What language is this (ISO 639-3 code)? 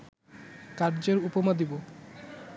ben